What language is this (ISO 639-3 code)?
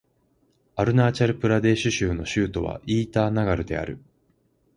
jpn